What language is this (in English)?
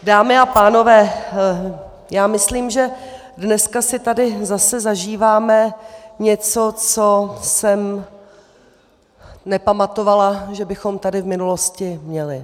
Czech